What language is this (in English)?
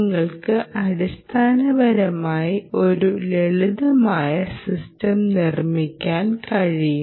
Malayalam